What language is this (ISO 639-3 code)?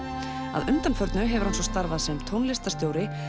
isl